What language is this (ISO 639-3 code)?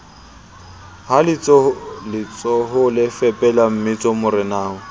sot